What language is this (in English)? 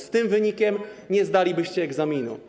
Polish